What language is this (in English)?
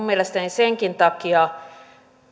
Finnish